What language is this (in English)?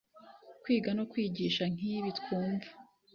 Kinyarwanda